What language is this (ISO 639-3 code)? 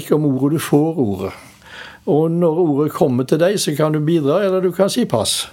eng